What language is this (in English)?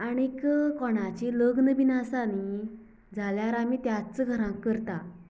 Konkani